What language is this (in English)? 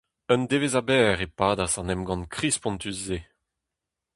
Breton